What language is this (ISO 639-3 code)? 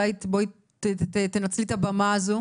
heb